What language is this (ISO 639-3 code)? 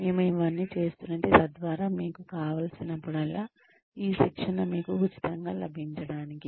tel